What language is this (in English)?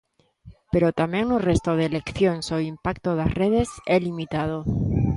Galician